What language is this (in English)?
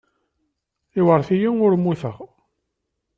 Kabyle